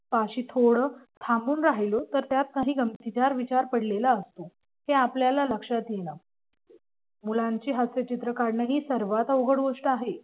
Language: Marathi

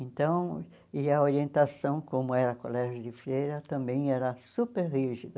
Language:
Portuguese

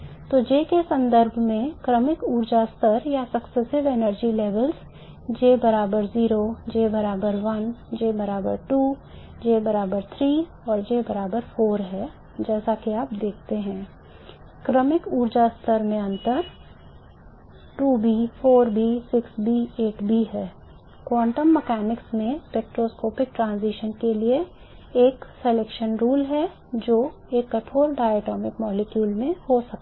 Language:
Hindi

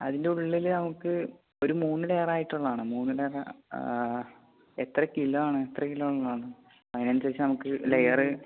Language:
Malayalam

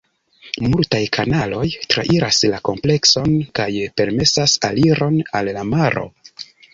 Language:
Esperanto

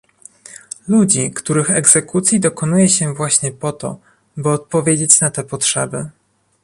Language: Polish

